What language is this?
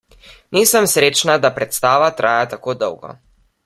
Slovenian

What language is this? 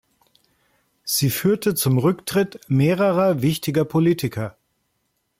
German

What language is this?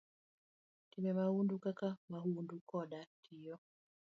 Luo (Kenya and Tanzania)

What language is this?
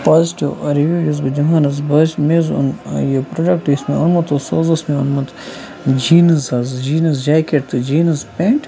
Kashmiri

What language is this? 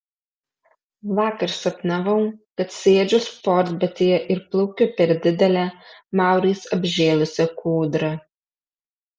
Lithuanian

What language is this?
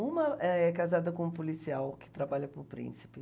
Portuguese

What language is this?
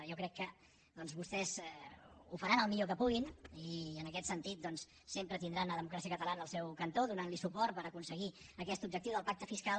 Catalan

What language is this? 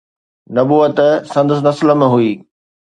Sindhi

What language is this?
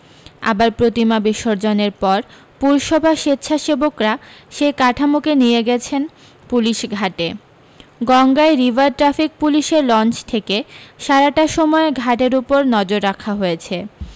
Bangla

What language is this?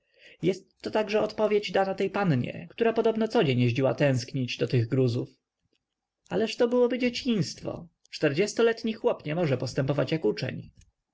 Polish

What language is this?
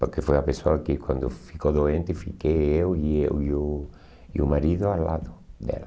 Portuguese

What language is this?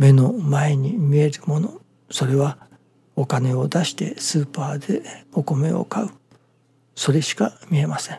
Japanese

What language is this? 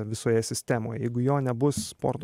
Lithuanian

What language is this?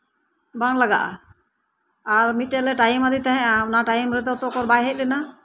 Santali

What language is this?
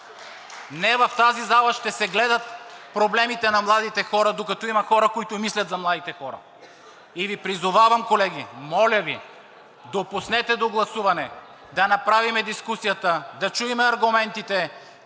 Bulgarian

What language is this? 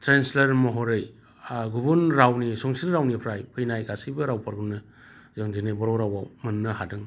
Bodo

